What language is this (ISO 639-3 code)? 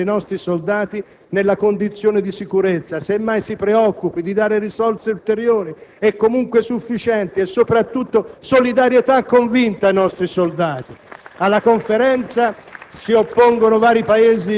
ita